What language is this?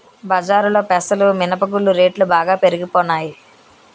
Telugu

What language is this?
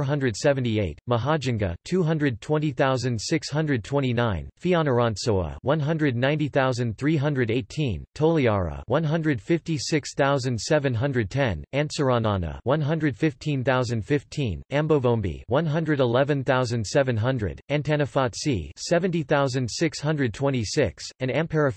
English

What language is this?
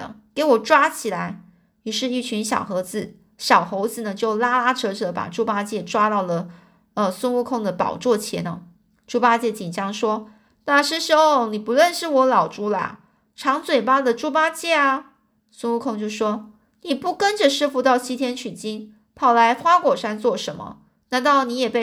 Chinese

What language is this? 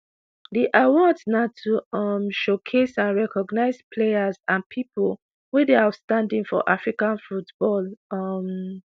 Nigerian Pidgin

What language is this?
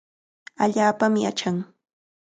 Cajatambo North Lima Quechua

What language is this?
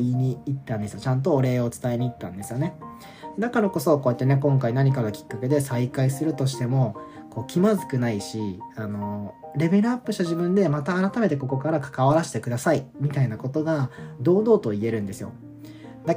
Japanese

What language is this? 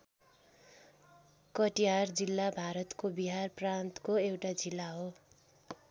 Nepali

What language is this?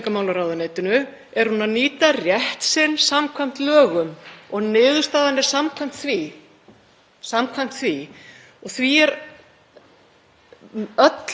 Icelandic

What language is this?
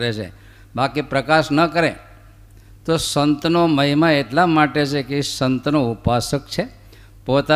Gujarati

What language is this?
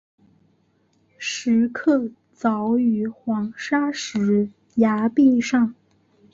Chinese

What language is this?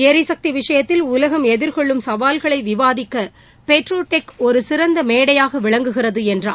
Tamil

